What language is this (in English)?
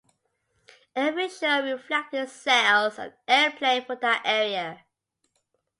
English